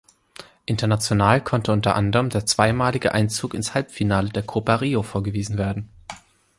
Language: German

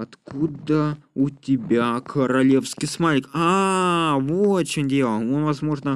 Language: Russian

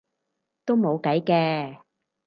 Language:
Cantonese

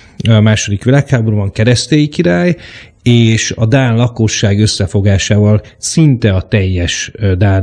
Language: Hungarian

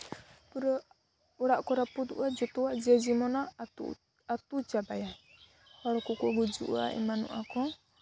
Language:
Santali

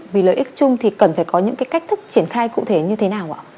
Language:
Vietnamese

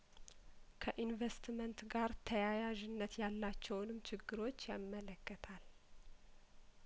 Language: Amharic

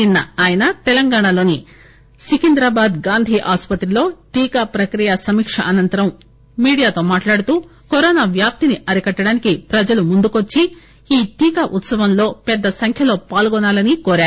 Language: Telugu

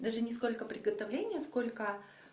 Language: Russian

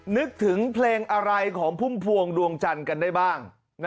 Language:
Thai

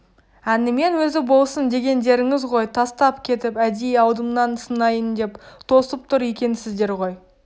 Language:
Kazakh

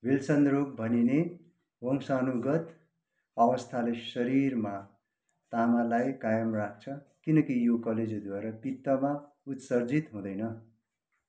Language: Nepali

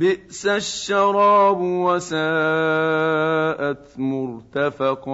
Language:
Arabic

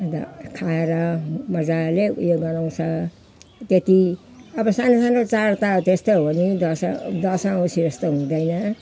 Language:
Nepali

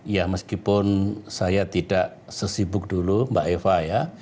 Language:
Indonesian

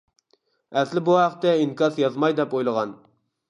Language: Uyghur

